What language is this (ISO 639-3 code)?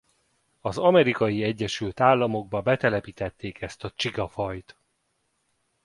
hun